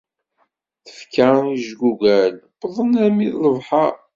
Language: Kabyle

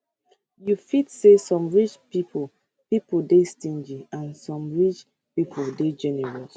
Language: Nigerian Pidgin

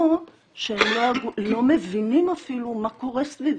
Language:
Hebrew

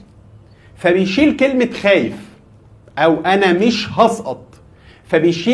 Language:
Arabic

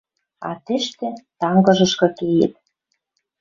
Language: Western Mari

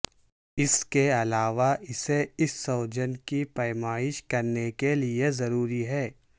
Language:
Urdu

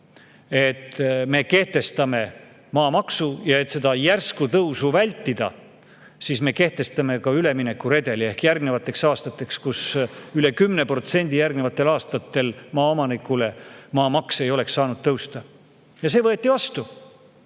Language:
Estonian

